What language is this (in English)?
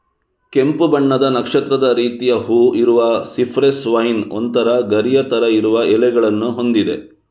Kannada